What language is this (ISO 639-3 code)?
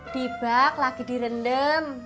ind